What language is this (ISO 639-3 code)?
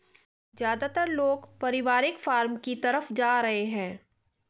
hin